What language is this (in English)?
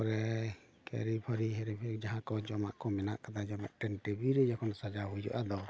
Santali